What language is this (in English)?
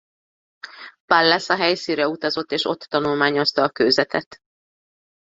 Hungarian